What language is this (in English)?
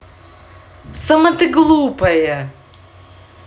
Russian